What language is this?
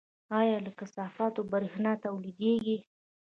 Pashto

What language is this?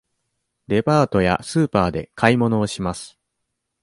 Japanese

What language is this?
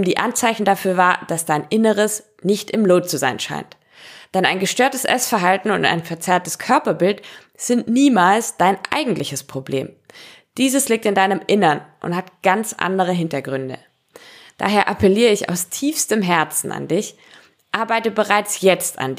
German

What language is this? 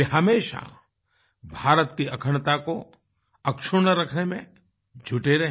Hindi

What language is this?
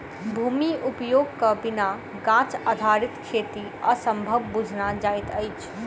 Maithili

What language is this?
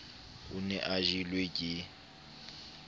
Southern Sotho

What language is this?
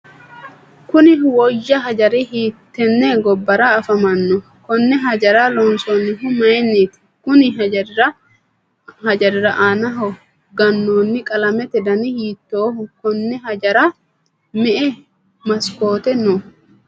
Sidamo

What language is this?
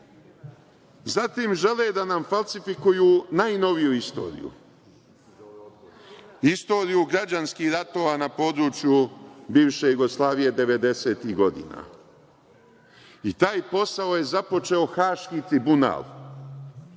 Serbian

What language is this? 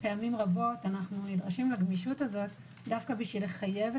Hebrew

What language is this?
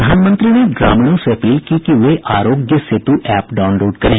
Hindi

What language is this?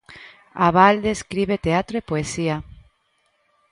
Galician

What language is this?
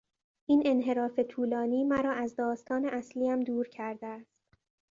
Persian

